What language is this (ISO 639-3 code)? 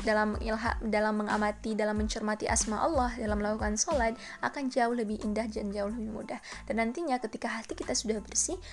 ind